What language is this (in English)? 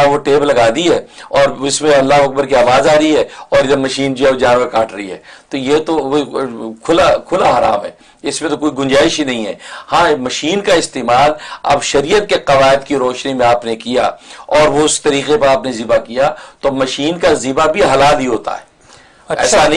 Urdu